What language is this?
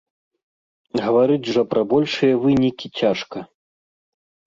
Belarusian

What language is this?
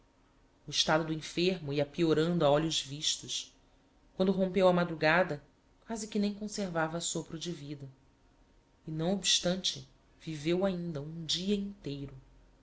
Portuguese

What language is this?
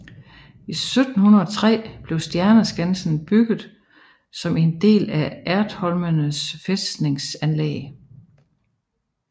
Danish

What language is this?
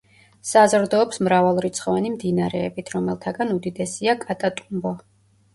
Georgian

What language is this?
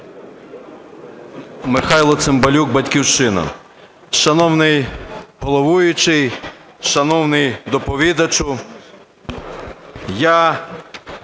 Ukrainian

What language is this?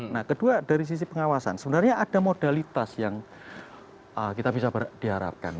Indonesian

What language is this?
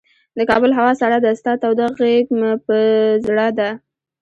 Pashto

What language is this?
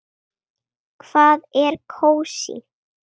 Icelandic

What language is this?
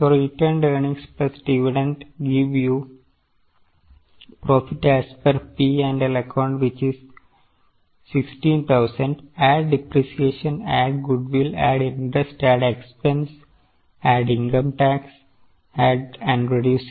Malayalam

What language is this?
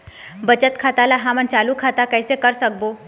Chhattisgarhi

